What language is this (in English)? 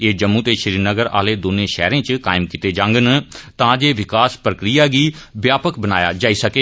Dogri